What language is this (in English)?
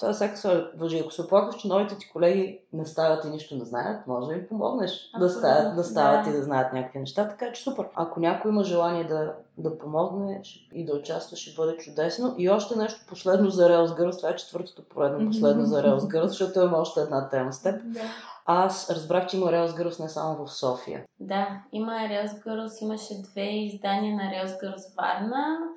Bulgarian